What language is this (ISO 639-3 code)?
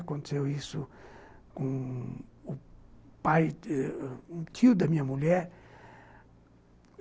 por